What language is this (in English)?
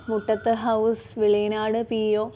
Malayalam